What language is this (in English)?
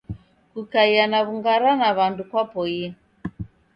Taita